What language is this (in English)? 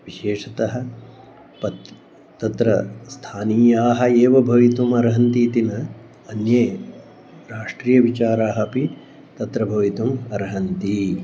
Sanskrit